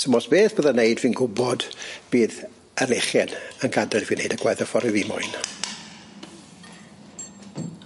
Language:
Welsh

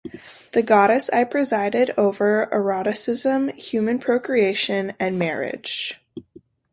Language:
English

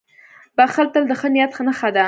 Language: Pashto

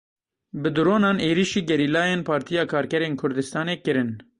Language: Kurdish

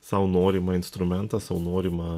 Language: Lithuanian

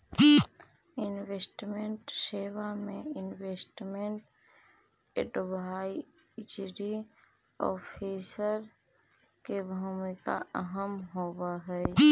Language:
Magahi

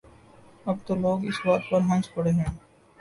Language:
Urdu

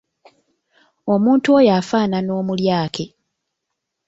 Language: Ganda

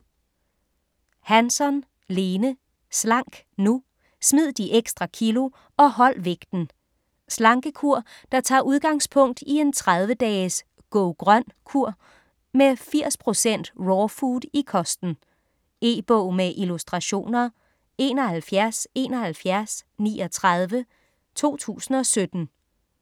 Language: Danish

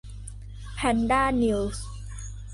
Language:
Thai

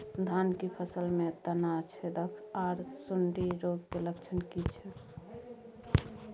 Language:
Maithili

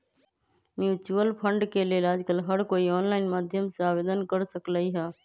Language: Magahi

